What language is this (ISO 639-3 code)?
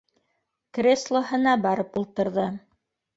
bak